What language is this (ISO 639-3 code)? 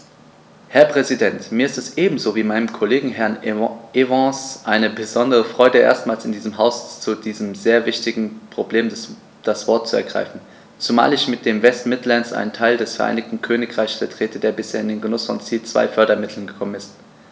deu